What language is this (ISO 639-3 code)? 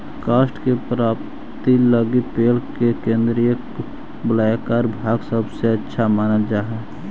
mag